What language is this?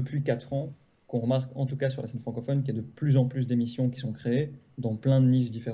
French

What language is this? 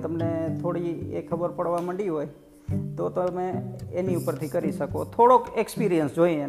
Gujarati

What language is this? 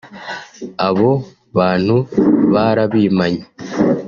Kinyarwanda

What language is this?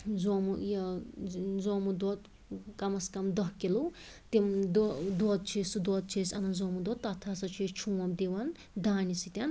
Kashmiri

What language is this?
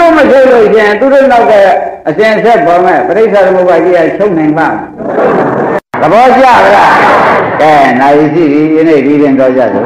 Vietnamese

